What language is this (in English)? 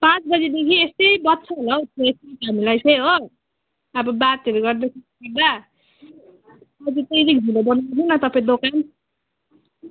Nepali